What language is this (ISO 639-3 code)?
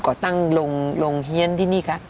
tha